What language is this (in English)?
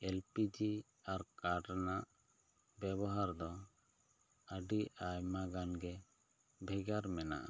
Santali